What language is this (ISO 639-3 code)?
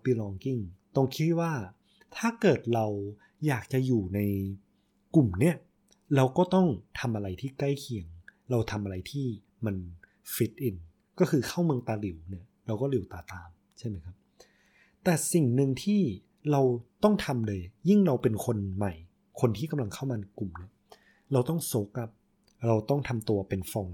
tha